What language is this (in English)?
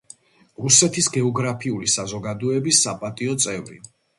Georgian